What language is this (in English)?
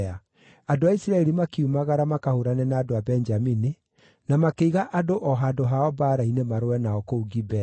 Kikuyu